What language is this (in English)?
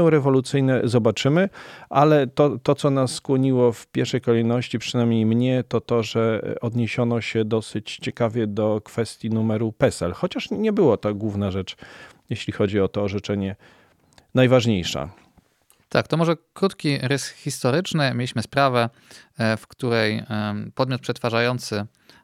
Polish